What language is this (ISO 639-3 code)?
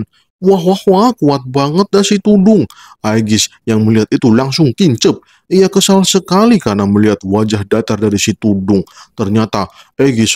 ind